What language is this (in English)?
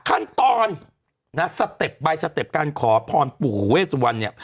Thai